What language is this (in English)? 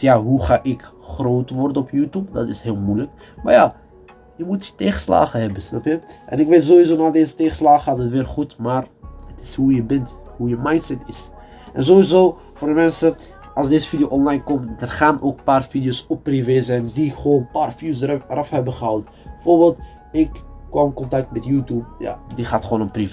Dutch